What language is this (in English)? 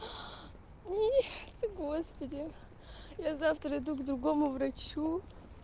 Russian